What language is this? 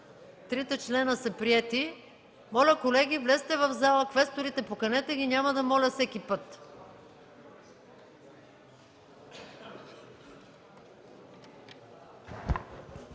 Bulgarian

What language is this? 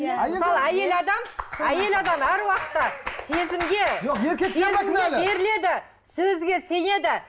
Kazakh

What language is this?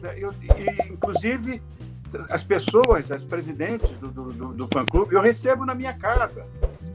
Portuguese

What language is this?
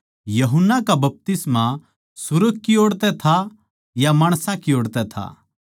Haryanvi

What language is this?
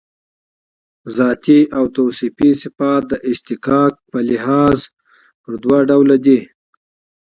Pashto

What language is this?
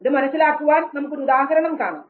Malayalam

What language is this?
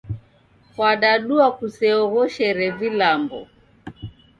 Taita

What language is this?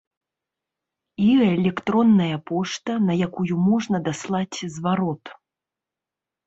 Belarusian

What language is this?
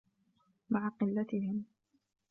Arabic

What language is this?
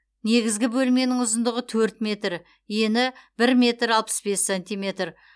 Kazakh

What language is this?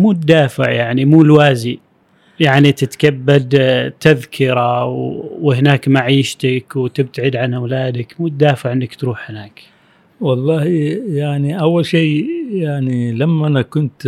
Arabic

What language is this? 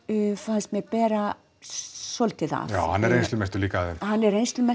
Icelandic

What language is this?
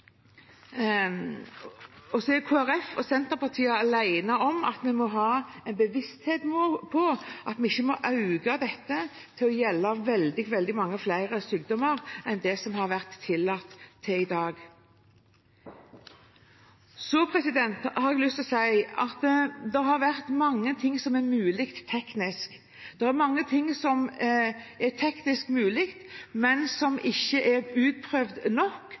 Norwegian Bokmål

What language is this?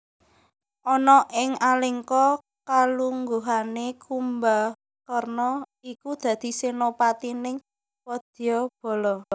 Javanese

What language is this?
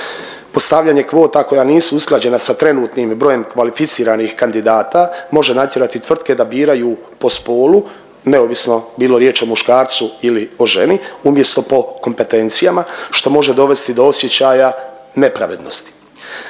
Croatian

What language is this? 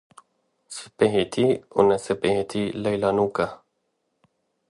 Kurdish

